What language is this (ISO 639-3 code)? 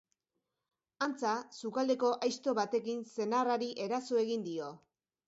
eus